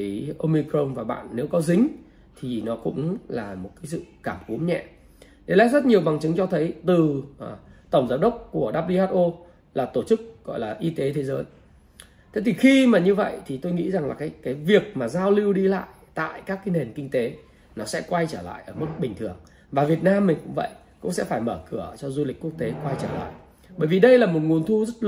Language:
Vietnamese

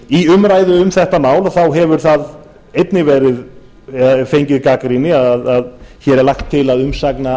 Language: Icelandic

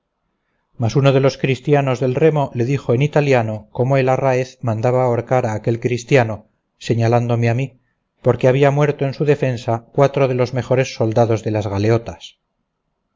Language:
Spanish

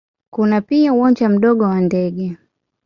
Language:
Swahili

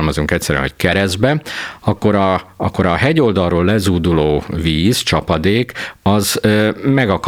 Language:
Hungarian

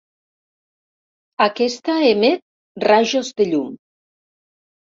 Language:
Catalan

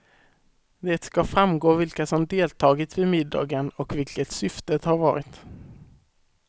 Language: Swedish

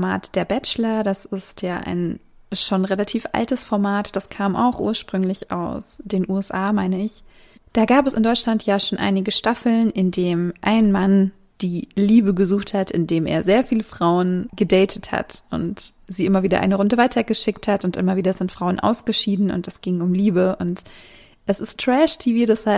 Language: German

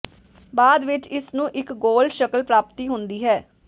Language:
Punjabi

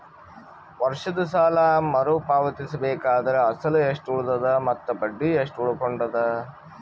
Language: Kannada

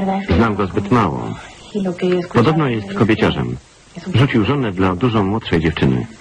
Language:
Polish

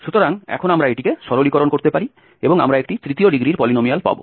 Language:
Bangla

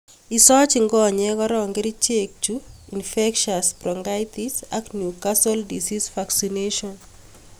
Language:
Kalenjin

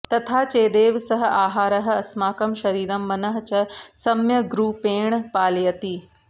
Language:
Sanskrit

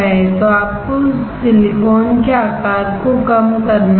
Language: Hindi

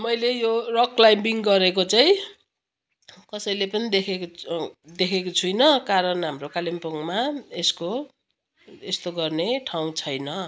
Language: Nepali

